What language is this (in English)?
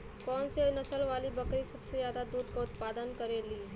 Bhojpuri